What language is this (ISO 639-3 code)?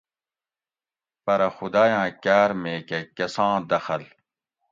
gwc